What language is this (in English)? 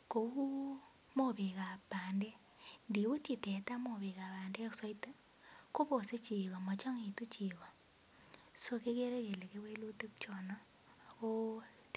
Kalenjin